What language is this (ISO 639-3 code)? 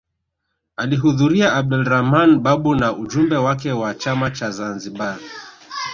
swa